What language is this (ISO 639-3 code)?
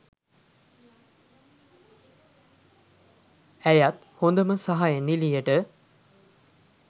sin